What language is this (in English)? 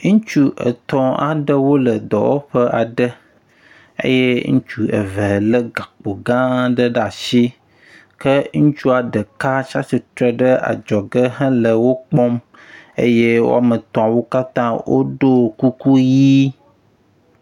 Ewe